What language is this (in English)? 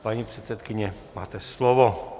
Czech